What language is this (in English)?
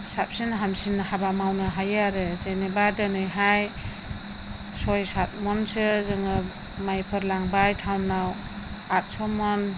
Bodo